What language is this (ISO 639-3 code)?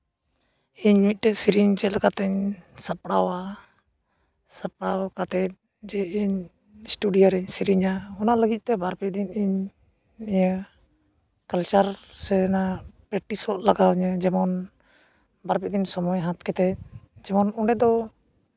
sat